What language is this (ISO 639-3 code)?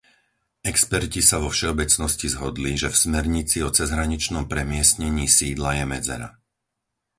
slk